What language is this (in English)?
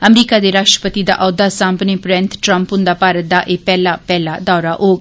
Dogri